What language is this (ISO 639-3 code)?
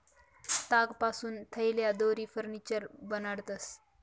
mar